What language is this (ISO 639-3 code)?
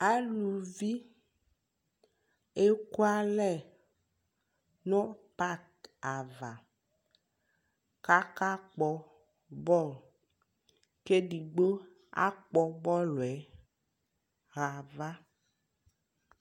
kpo